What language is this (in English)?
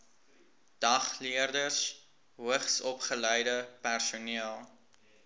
Afrikaans